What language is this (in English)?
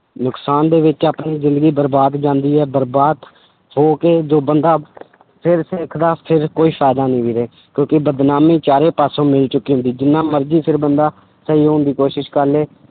Punjabi